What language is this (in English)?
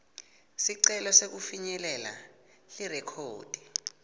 Swati